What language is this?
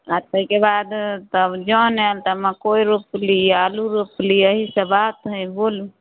Maithili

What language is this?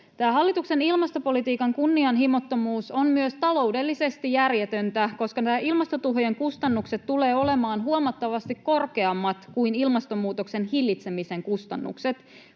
Finnish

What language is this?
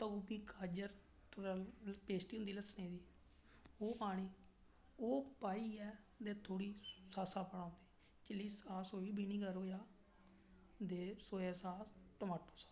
Dogri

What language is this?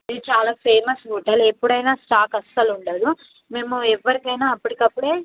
Telugu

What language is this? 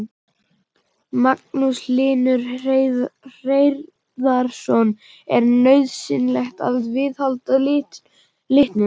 Icelandic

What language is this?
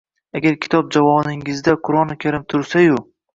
Uzbek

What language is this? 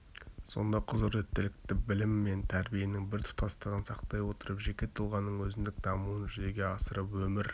Kazakh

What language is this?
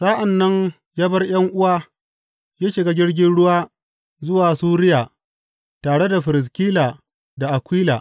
Hausa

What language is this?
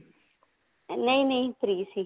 Punjabi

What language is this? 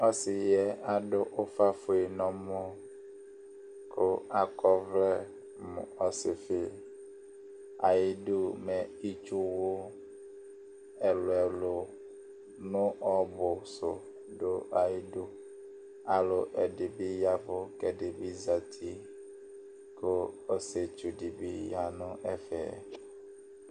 Ikposo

